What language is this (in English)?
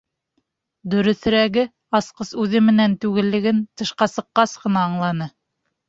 Bashkir